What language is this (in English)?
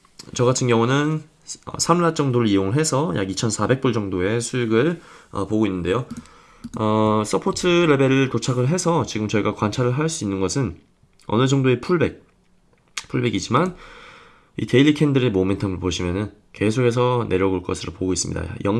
Korean